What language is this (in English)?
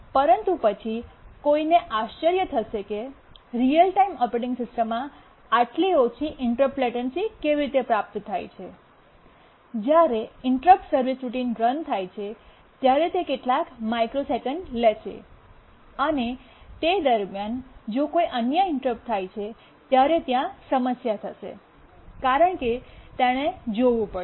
Gujarati